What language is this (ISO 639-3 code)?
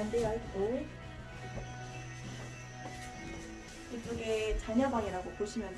kor